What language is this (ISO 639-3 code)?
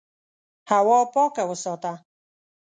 pus